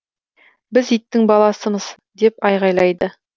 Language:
Kazakh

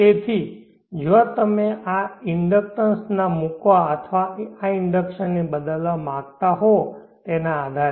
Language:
Gujarati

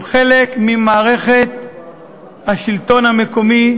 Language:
Hebrew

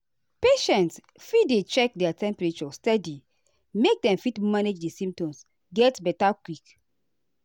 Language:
Nigerian Pidgin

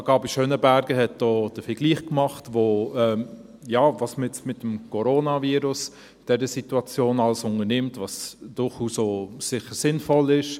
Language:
Swiss German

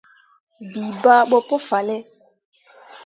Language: Mundang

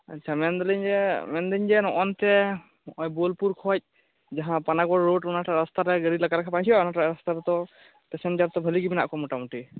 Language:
Santali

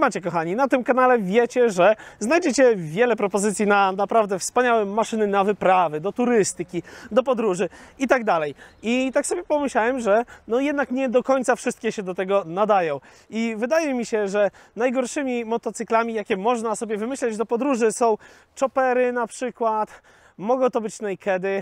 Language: Polish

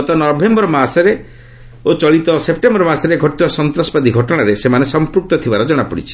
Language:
Odia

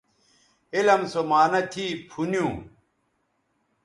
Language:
Bateri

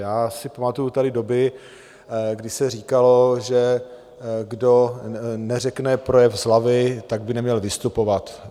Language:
Czech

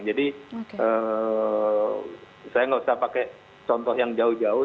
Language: Indonesian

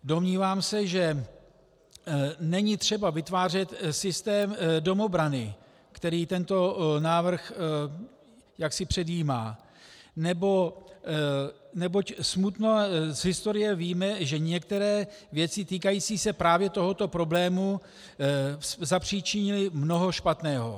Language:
Czech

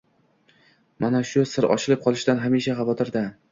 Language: Uzbek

